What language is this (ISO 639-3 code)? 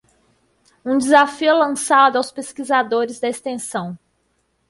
por